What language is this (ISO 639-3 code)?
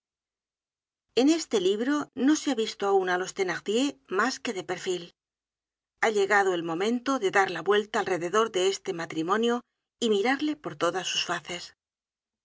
spa